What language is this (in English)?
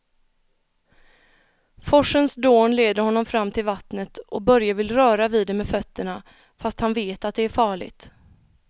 Swedish